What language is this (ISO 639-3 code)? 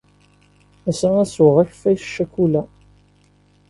kab